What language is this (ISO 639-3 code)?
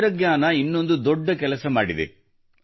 kan